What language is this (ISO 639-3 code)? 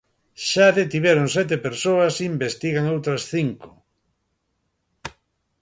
glg